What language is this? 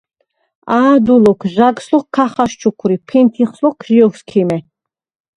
Svan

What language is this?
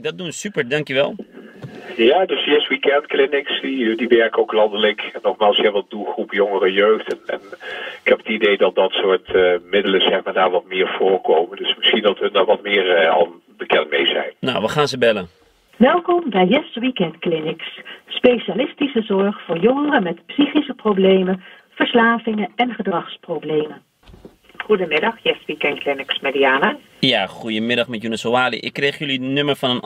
Dutch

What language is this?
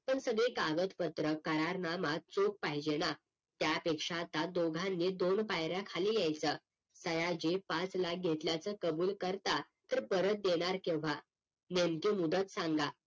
Marathi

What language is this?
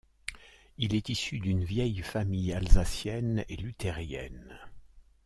French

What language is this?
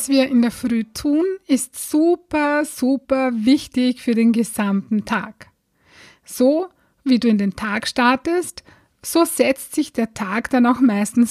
German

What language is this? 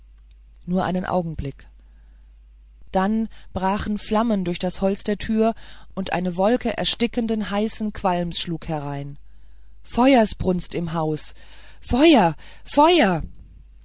German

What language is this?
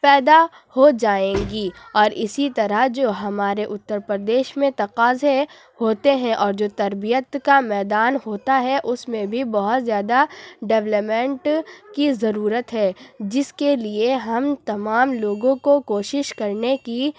Urdu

